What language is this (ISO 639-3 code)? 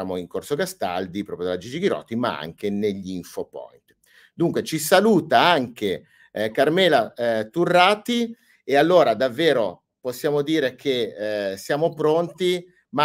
ita